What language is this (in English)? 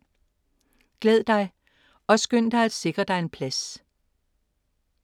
Danish